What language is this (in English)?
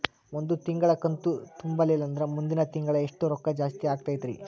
Kannada